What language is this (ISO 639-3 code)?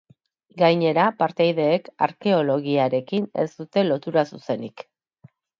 eus